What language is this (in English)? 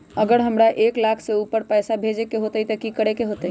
Magahi